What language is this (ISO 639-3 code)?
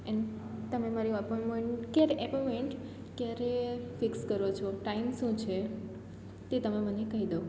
guj